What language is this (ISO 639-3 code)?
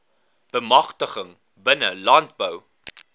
afr